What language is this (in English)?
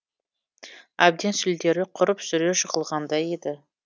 Kazakh